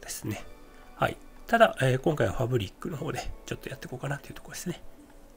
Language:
Japanese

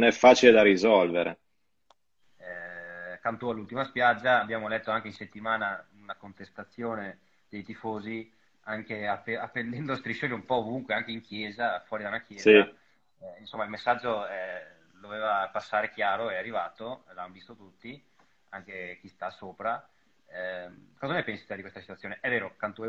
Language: Italian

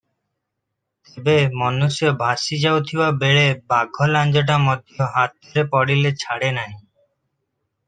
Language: Odia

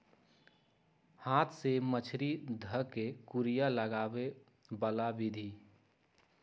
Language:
Magahi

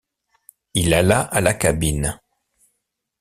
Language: French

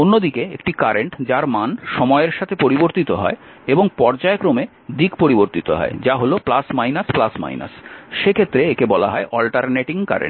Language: Bangla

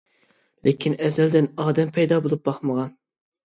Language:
Uyghur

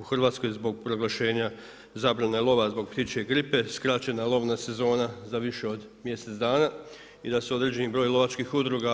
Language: Croatian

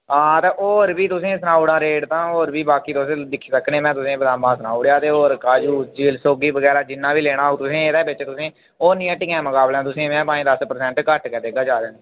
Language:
Dogri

